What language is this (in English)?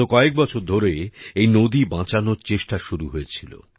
Bangla